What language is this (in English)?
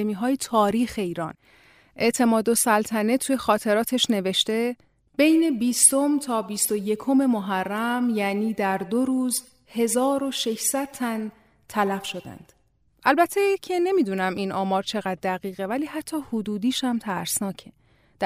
Persian